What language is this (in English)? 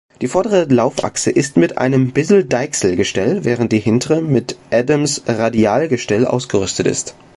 German